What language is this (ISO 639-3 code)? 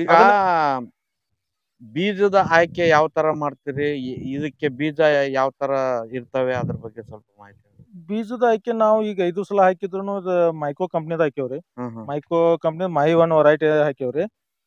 kan